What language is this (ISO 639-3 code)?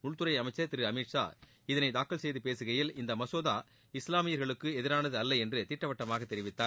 tam